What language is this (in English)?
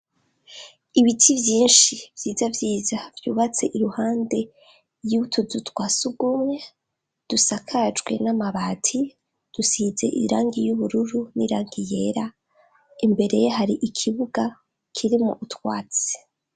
Rundi